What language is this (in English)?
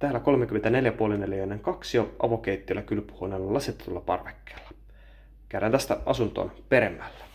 Finnish